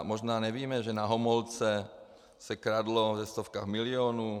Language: Czech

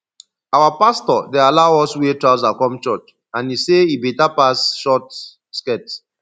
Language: Nigerian Pidgin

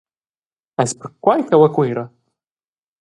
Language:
Romansh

